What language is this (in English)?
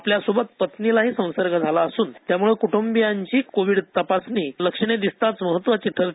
Marathi